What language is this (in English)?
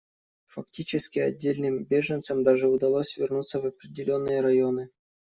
Russian